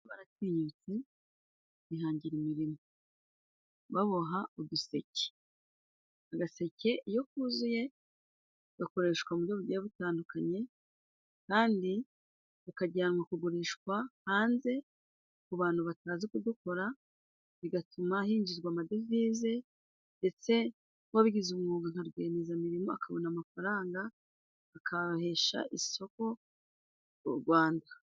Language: Kinyarwanda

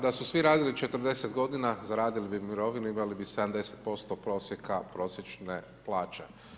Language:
Croatian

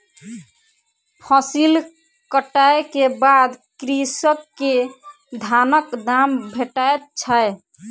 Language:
Maithili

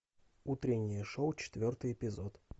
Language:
Russian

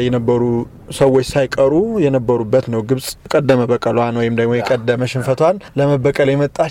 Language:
Amharic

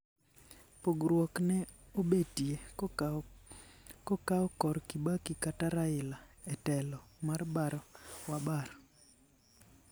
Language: Luo (Kenya and Tanzania)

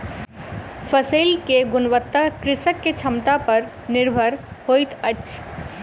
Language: Maithili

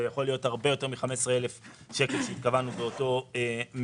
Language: Hebrew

